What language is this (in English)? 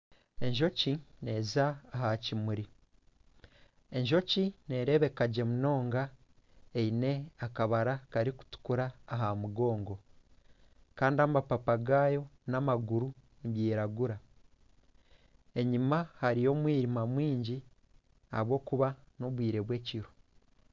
Nyankole